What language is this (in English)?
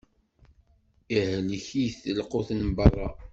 Kabyle